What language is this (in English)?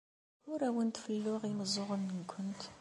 Kabyle